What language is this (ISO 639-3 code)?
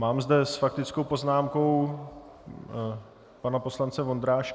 ces